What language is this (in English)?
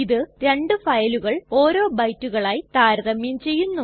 Malayalam